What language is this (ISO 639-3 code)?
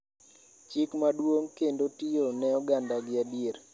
luo